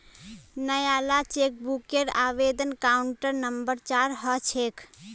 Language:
Magahi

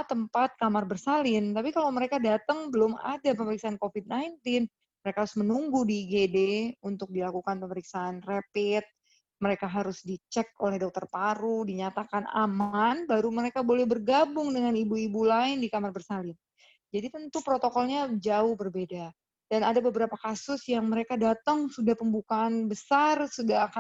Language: Indonesian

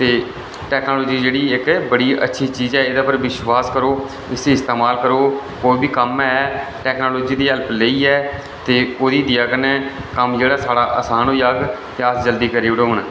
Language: Dogri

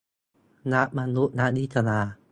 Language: Thai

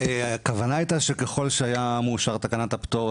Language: Hebrew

